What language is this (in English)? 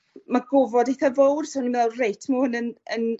Welsh